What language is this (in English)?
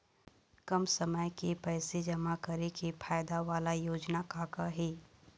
Chhattisgarhi